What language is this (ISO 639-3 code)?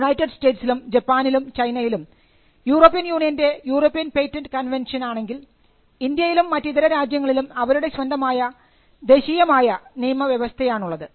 mal